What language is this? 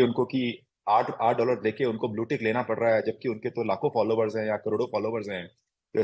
Hindi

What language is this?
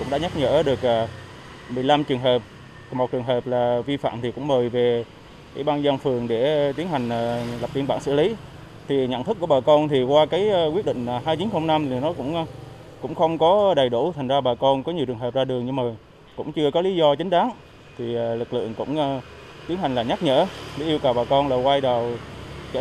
Vietnamese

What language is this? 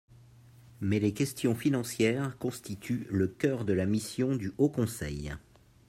French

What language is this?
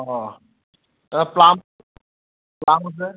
Assamese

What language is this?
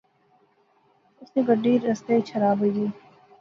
Pahari-Potwari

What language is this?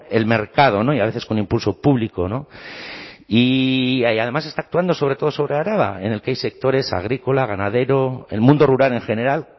Spanish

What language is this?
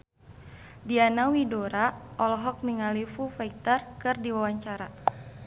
Sundanese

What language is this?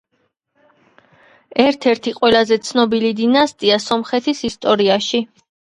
Georgian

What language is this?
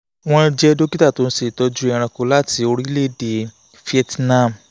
Yoruba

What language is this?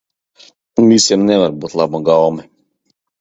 Latvian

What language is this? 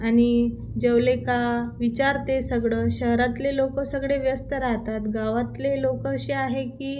Marathi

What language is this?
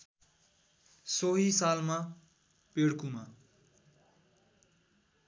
Nepali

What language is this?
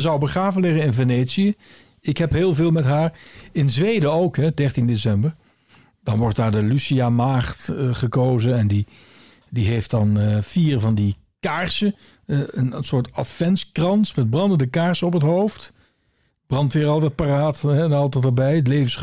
Dutch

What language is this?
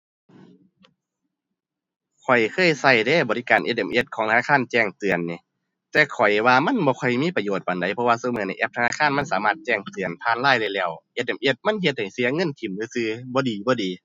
Thai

